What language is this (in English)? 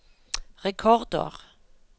Norwegian